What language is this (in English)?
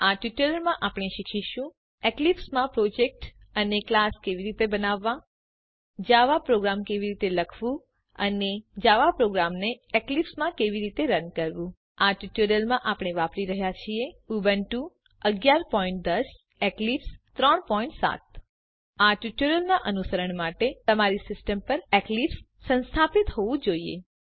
Gujarati